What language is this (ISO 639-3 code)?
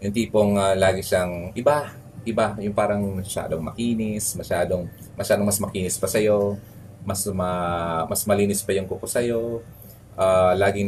fil